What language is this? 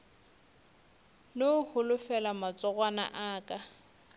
Northern Sotho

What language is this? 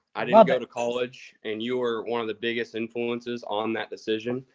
English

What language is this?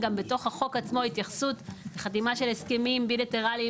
Hebrew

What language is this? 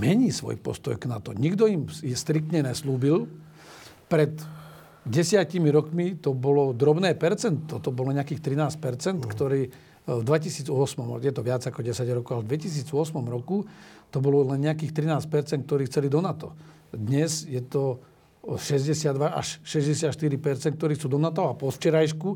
Slovak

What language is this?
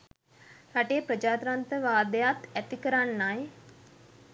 Sinhala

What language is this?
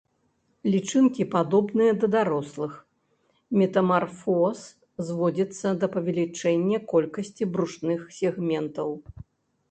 Belarusian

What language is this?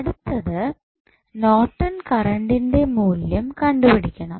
Malayalam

